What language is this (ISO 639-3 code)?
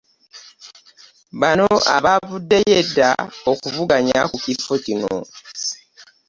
lug